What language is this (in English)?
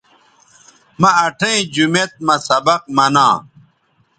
Bateri